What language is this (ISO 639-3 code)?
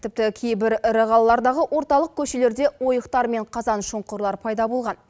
kaz